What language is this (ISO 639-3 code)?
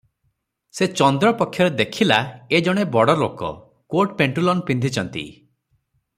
ori